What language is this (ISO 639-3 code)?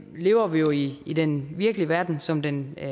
dan